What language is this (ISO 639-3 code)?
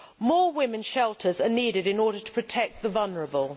eng